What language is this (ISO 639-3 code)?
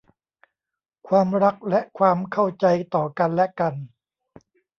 tha